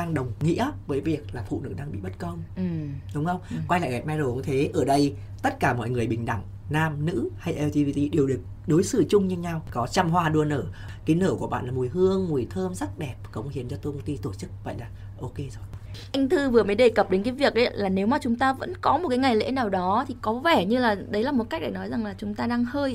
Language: Vietnamese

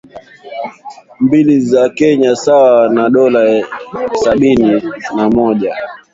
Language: Swahili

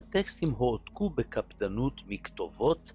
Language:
Hebrew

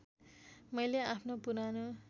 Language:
Nepali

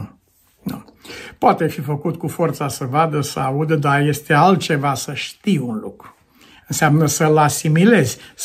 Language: Romanian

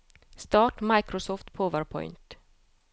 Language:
Norwegian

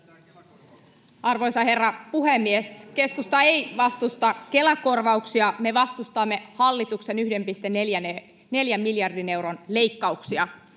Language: Finnish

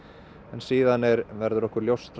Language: Icelandic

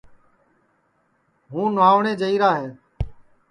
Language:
Sansi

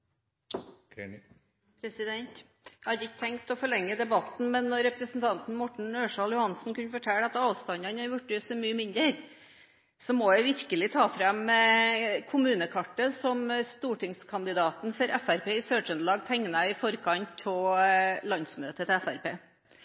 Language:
Norwegian Bokmål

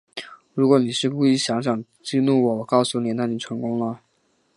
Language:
Chinese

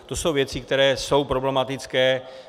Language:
Czech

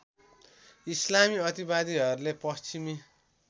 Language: Nepali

